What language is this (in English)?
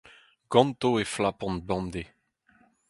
Breton